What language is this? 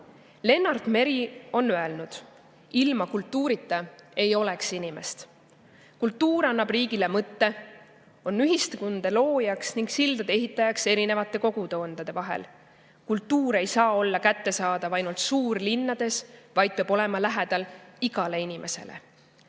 Estonian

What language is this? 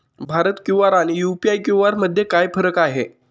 Marathi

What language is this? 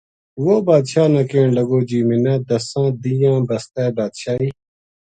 Gujari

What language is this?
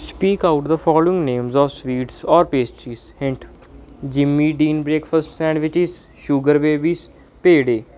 Punjabi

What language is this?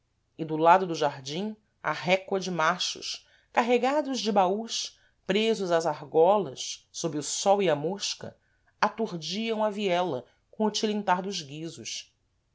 Portuguese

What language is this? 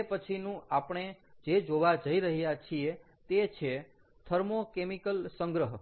Gujarati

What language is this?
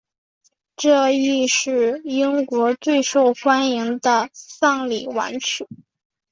Chinese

